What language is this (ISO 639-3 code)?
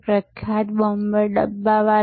guj